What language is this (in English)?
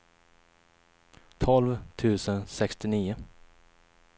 Swedish